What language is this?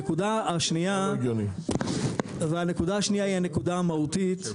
Hebrew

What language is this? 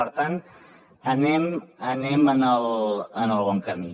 Catalan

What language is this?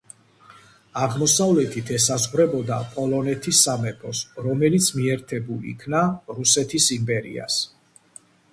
Georgian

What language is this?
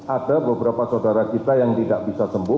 Indonesian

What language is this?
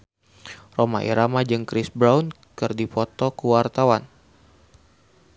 Sundanese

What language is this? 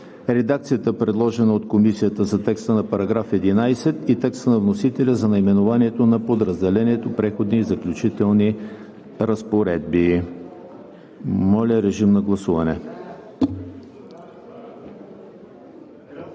Bulgarian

